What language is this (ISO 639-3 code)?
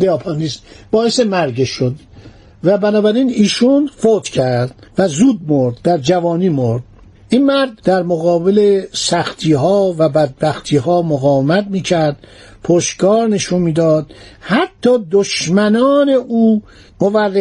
fas